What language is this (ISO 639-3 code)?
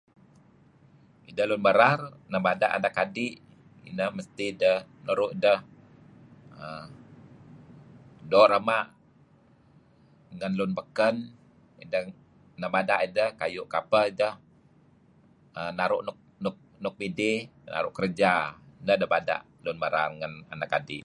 kzi